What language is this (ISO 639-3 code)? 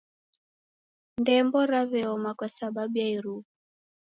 dav